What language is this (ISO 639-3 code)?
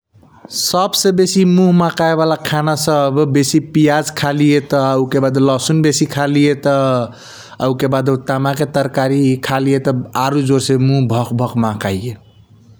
thq